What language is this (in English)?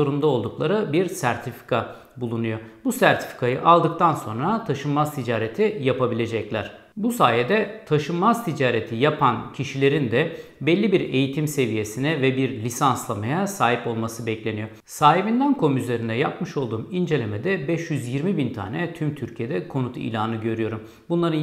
Turkish